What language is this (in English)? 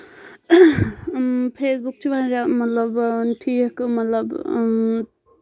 Kashmiri